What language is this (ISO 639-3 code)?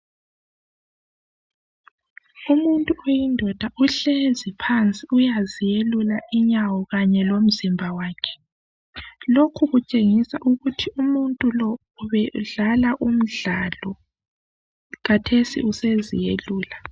nde